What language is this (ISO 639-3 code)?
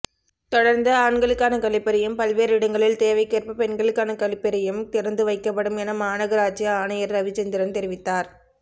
tam